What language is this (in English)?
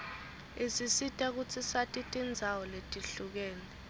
Swati